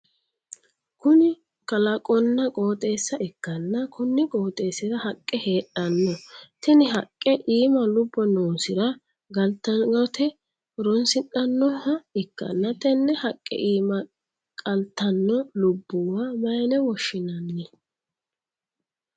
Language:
Sidamo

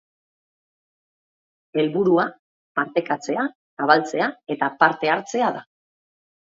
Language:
Basque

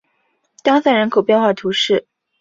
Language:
Chinese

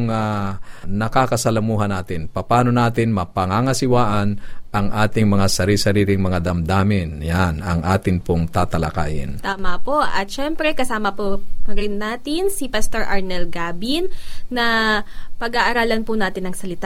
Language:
Filipino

